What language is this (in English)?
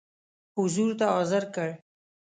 Pashto